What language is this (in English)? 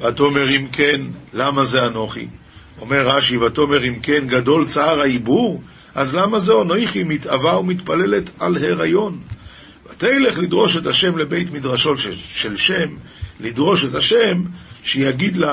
Hebrew